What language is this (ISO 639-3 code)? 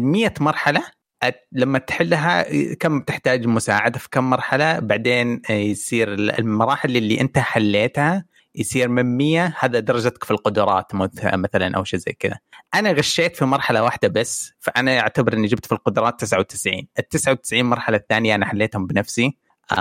ara